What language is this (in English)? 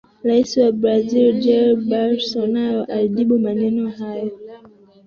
Swahili